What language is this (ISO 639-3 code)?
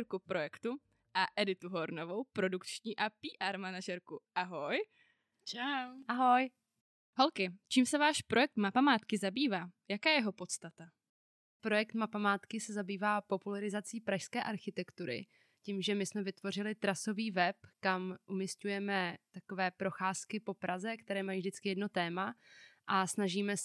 ces